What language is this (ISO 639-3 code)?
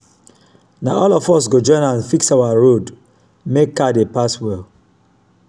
pcm